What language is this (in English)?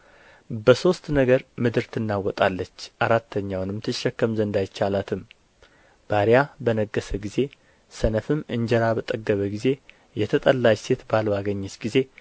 Amharic